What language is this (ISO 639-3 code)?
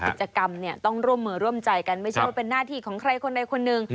tha